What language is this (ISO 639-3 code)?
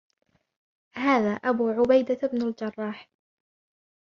ara